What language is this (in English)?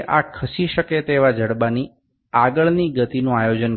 Bangla